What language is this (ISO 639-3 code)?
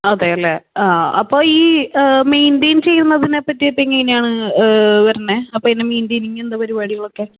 mal